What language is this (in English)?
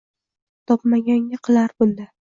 Uzbek